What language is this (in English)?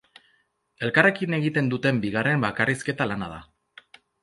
Basque